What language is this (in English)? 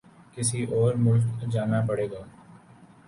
Urdu